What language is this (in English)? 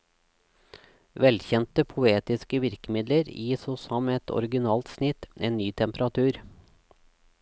Norwegian